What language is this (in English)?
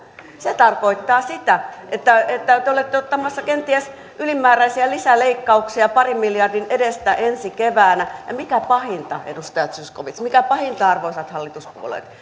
Finnish